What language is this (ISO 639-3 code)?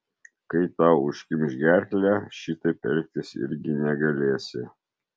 lit